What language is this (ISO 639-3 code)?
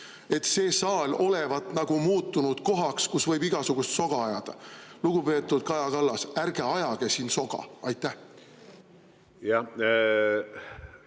est